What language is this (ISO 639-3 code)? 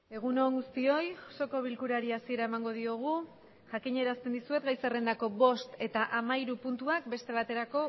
eus